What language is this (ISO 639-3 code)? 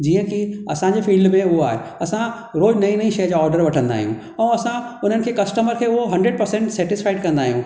snd